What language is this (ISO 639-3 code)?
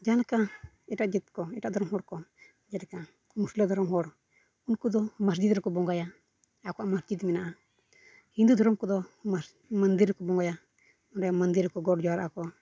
sat